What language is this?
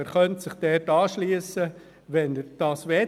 Swiss German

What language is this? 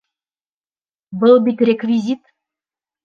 Bashkir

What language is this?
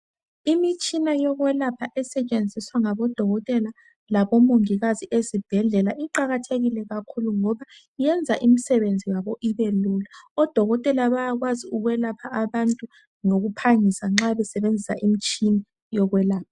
North Ndebele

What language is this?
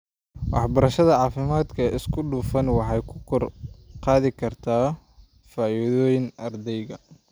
Somali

